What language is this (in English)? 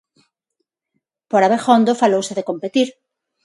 Galician